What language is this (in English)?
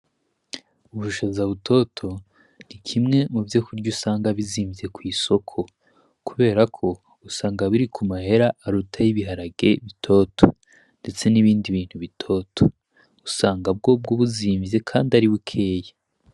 Rundi